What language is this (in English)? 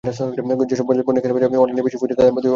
Bangla